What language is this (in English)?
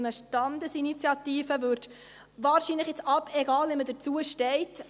Swiss German